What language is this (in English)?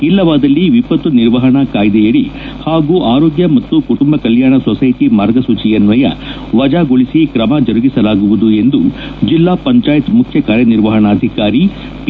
Kannada